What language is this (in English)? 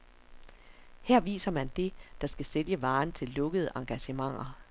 Danish